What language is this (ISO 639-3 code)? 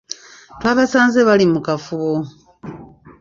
lug